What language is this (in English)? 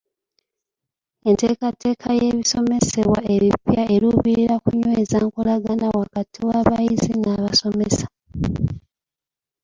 Ganda